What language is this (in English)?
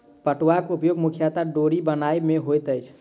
Maithili